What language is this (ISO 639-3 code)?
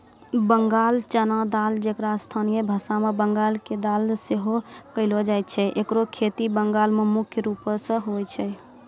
mai